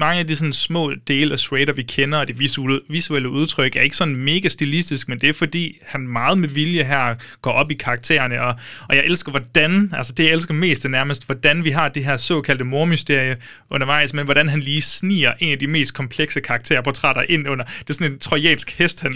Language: Danish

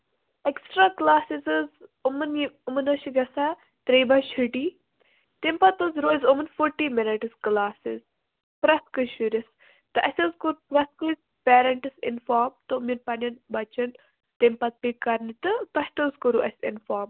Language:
Kashmiri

